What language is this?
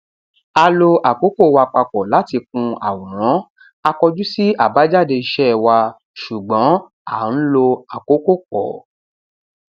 Yoruba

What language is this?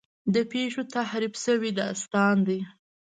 Pashto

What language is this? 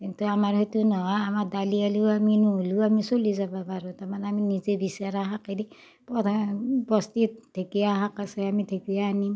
Assamese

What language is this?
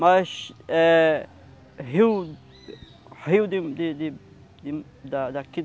Portuguese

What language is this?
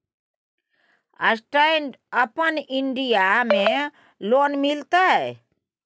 Maithili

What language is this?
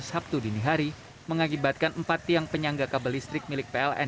Indonesian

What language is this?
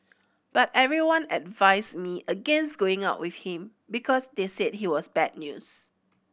English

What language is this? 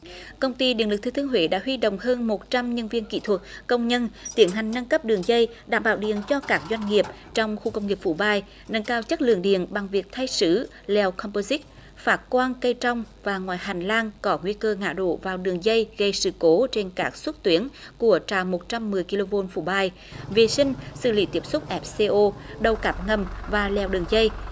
Vietnamese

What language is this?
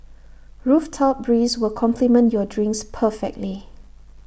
English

